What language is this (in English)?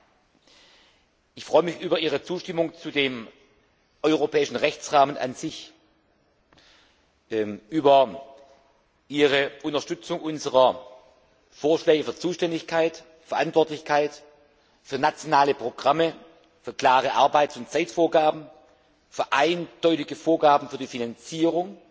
German